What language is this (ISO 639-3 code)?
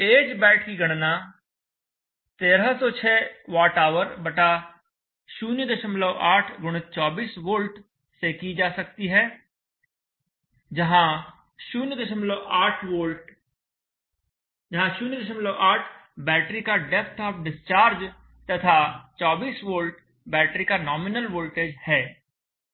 hin